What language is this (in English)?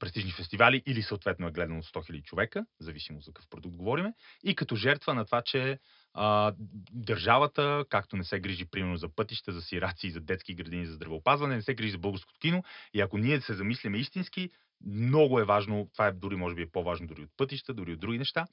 Bulgarian